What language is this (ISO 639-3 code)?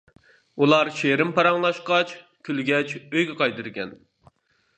uig